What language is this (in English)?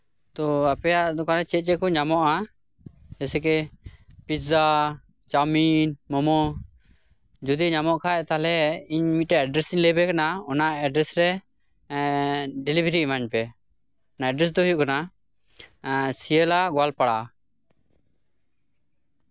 Santali